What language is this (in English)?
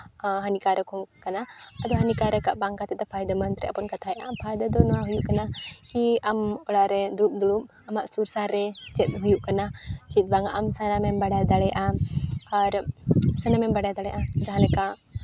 Santali